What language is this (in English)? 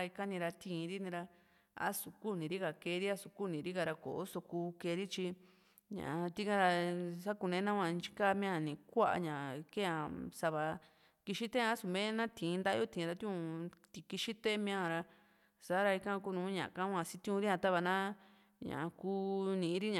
Juxtlahuaca Mixtec